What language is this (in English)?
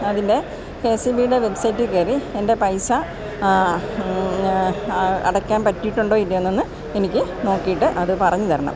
Malayalam